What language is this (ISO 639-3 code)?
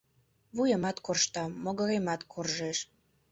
chm